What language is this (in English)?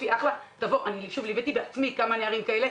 Hebrew